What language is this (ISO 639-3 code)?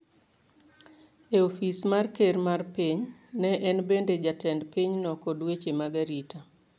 luo